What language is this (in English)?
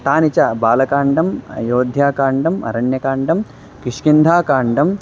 Sanskrit